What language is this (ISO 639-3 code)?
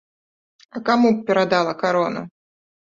bel